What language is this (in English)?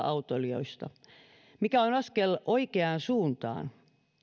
Finnish